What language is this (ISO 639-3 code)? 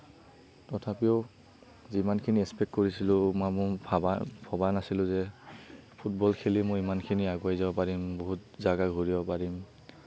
asm